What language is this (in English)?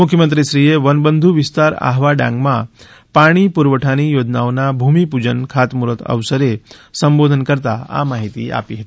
Gujarati